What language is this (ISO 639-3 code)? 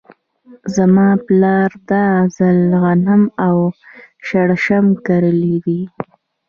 pus